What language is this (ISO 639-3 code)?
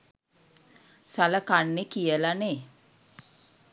sin